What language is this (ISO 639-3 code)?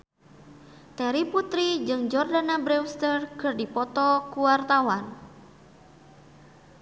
sun